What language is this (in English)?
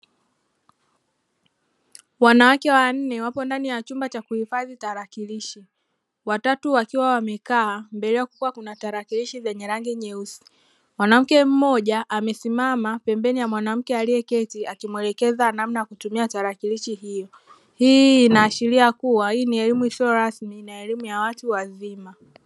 Swahili